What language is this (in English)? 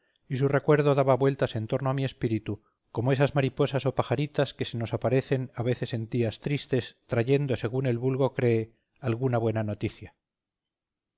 Spanish